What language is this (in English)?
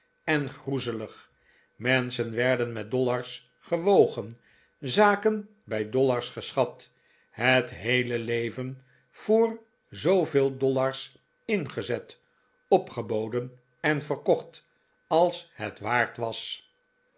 Dutch